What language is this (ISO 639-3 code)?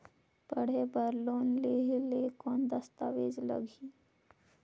hne